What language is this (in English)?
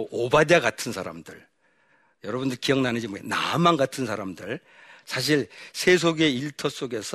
Korean